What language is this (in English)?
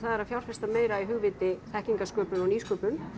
Icelandic